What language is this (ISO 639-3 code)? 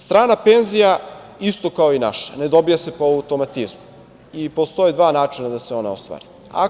srp